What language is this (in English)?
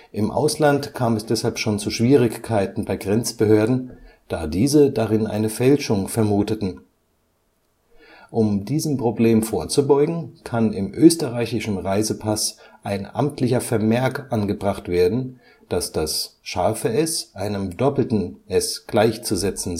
German